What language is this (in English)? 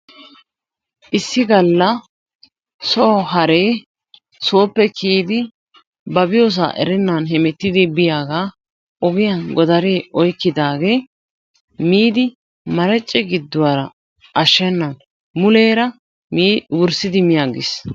Wolaytta